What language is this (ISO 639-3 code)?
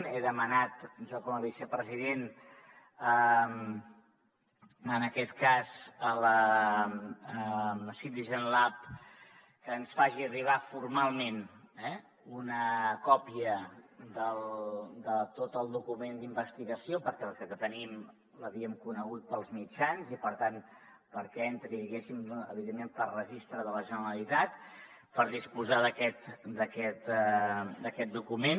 cat